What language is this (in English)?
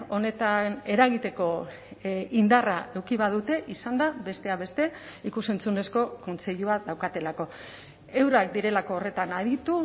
Basque